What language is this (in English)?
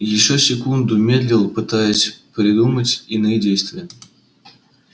Russian